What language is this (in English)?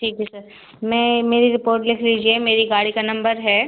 Hindi